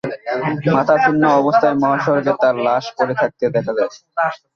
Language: Bangla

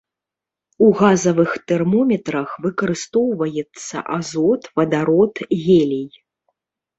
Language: Belarusian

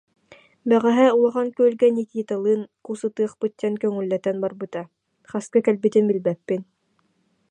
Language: Yakut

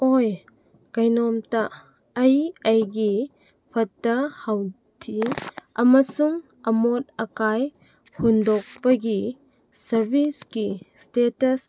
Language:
Manipuri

